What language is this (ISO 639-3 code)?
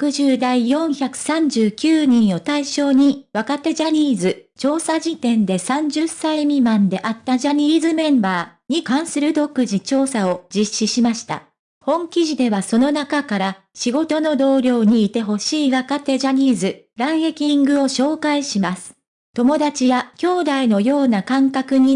jpn